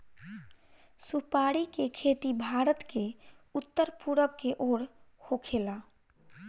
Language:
Bhojpuri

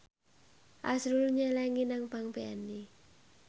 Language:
Javanese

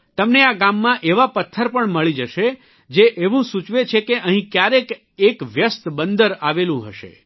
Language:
Gujarati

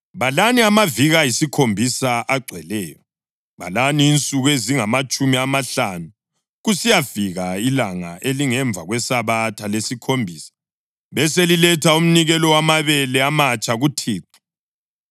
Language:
North Ndebele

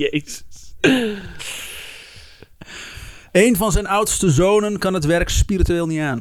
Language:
Dutch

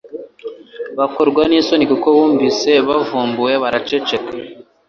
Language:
Kinyarwanda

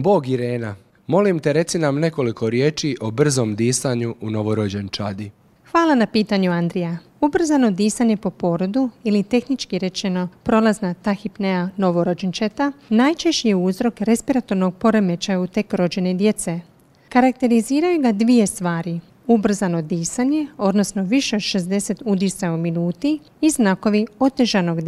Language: Croatian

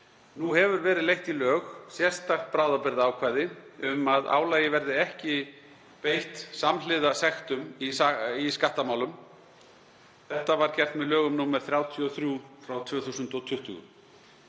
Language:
Icelandic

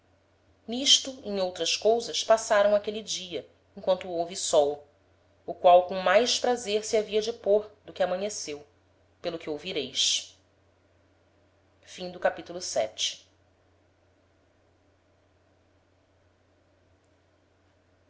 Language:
Portuguese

